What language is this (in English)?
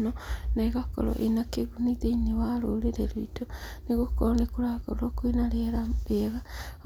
Kikuyu